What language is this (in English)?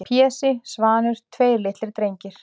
Icelandic